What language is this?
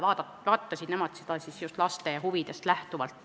Estonian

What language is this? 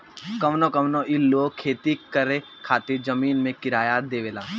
Bhojpuri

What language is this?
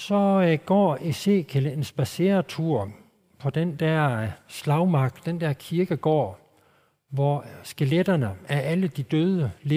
Danish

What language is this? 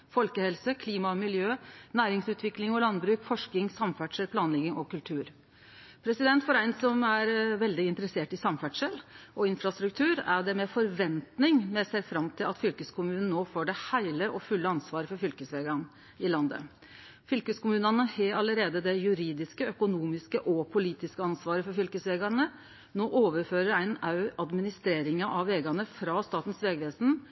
Norwegian Nynorsk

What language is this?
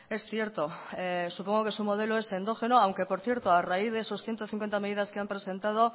Spanish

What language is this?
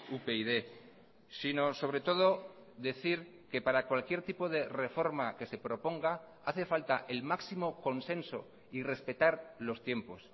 Spanish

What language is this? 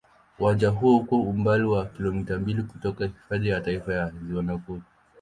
Swahili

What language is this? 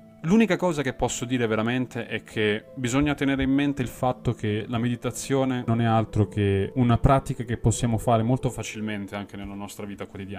Italian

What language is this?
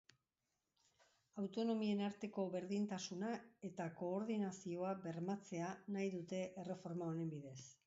Basque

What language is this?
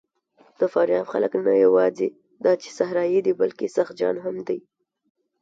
Pashto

